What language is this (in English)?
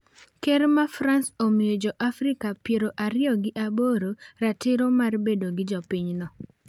Luo (Kenya and Tanzania)